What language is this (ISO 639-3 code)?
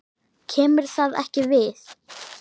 isl